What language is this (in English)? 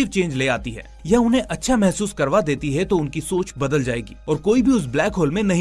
Hindi